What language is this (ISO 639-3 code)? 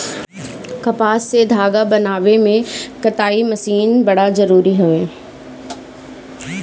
bho